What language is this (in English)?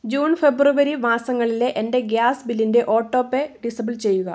Malayalam